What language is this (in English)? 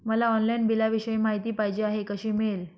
Marathi